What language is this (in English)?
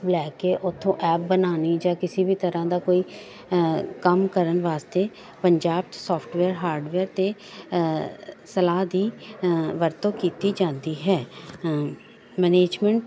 Punjabi